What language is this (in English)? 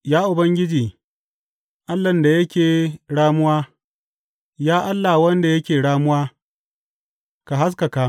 Hausa